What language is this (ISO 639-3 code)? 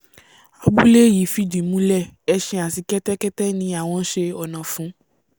yor